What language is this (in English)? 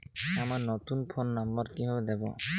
Bangla